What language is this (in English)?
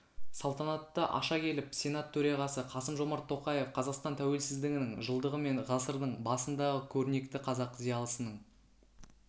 Kazakh